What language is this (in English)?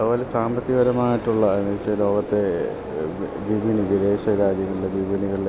Malayalam